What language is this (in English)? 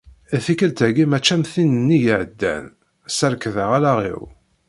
Kabyle